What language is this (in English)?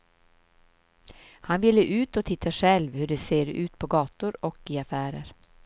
Swedish